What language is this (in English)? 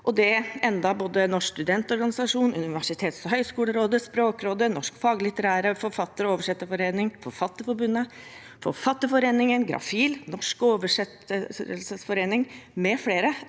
Norwegian